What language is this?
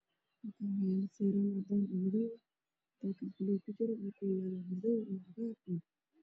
Somali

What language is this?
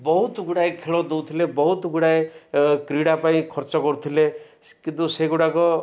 Odia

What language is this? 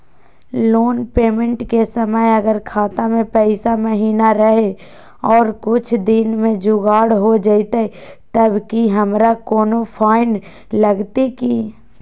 Magahi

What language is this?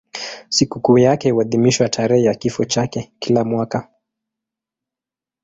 Swahili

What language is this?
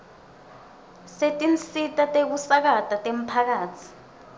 Swati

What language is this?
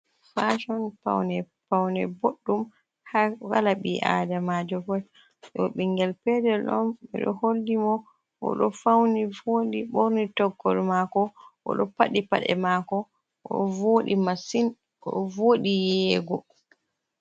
Fula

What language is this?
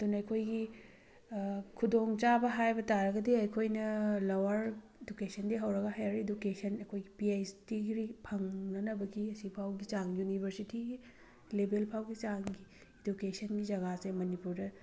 Manipuri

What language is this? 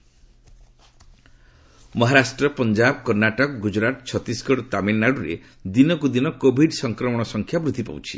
Odia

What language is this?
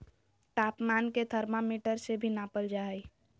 Magahi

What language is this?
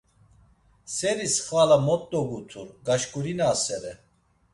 Laz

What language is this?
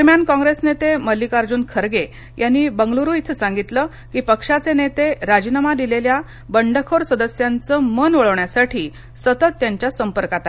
Marathi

